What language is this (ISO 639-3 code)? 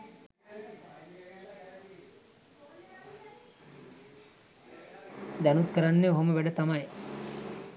sin